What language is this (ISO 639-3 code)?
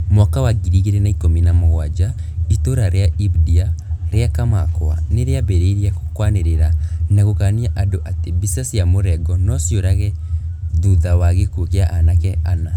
kik